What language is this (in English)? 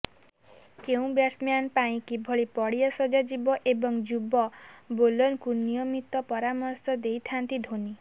Odia